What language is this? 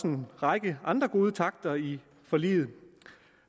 Danish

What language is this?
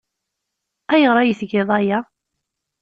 Kabyle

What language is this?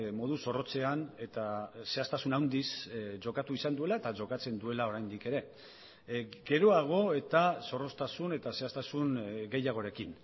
Basque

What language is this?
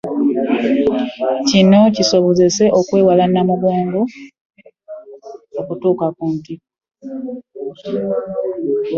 Ganda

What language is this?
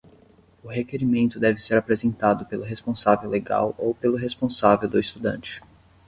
Portuguese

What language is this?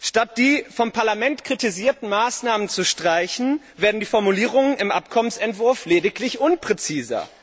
German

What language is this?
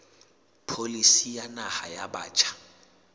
Southern Sotho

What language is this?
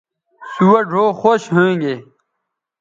Bateri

